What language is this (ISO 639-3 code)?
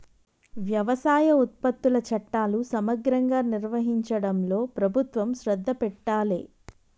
tel